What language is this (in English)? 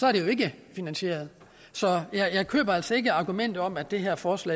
Danish